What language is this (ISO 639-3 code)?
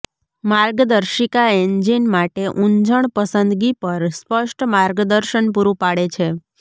guj